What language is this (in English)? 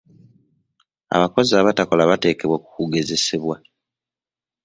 Ganda